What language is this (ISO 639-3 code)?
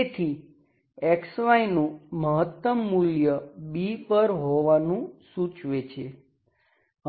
guj